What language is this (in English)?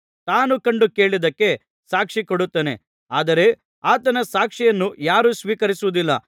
Kannada